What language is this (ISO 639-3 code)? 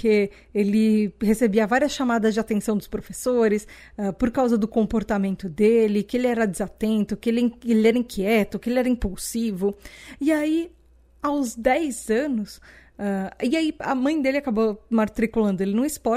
por